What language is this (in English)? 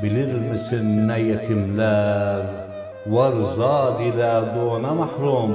Turkish